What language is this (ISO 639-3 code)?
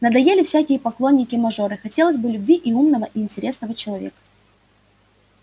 rus